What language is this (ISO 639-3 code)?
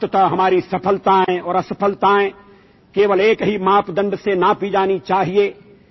asm